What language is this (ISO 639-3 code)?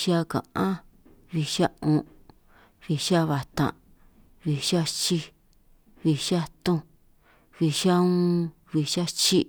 trq